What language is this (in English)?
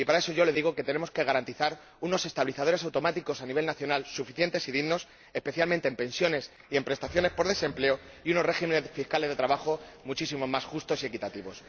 Spanish